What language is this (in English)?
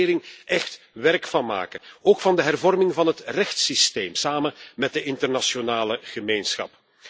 Dutch